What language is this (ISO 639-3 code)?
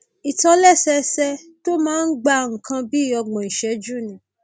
yor